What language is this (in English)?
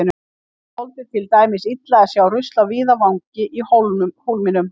Icelandic